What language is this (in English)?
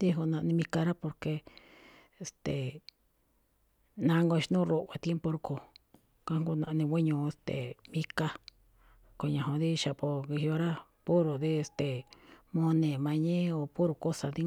Malinaltepec Me'phaa